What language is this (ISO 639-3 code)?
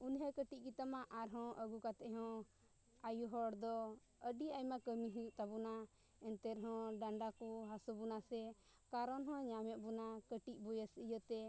sat